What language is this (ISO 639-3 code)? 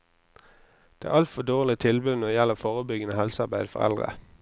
nor